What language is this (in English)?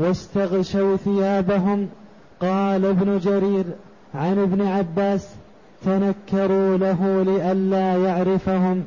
Arabic